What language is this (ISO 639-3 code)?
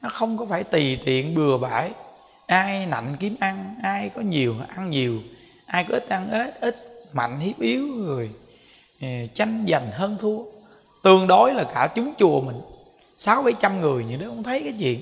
vie